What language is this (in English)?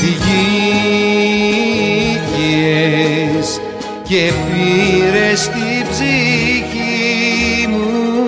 Greek